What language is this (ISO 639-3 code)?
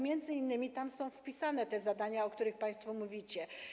pol